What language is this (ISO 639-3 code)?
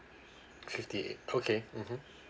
eng